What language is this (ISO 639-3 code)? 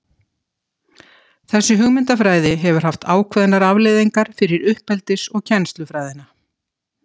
isl